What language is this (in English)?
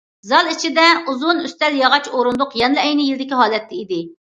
Uyghur